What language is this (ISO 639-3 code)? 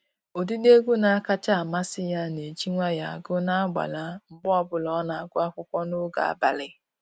ibo